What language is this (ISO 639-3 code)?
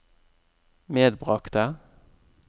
nor